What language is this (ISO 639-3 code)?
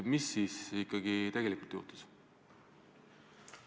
est